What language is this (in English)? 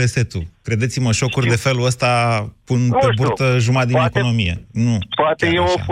Romanian